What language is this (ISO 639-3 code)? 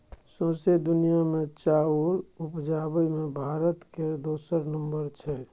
mai